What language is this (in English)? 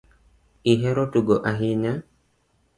Luo (Kenya and Tanzania)